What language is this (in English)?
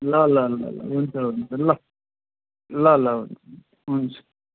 Nepali